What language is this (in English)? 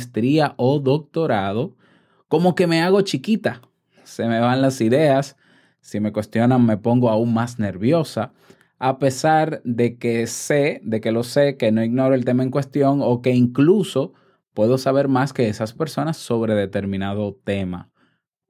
Spanish